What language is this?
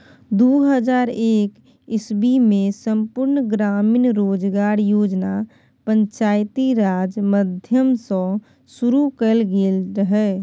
Maithili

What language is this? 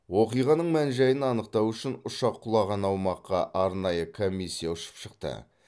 Kazakh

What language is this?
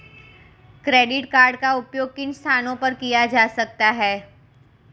Hindi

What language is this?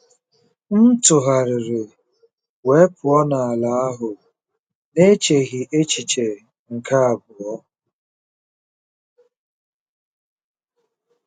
Igbo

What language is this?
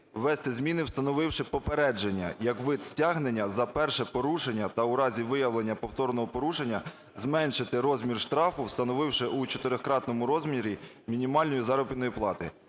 Ukrainian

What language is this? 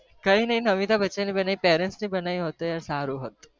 Gujarati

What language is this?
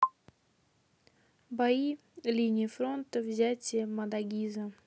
Russian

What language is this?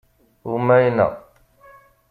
Kabyle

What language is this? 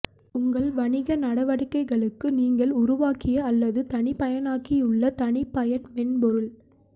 Tamil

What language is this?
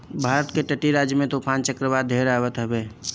Bhojpuri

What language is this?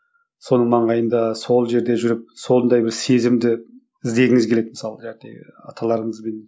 Kazakh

